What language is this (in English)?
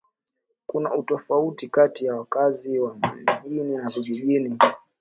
Swahili